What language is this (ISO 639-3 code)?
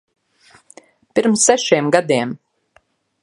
lav